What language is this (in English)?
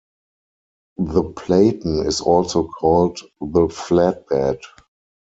English